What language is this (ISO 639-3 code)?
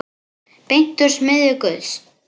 isl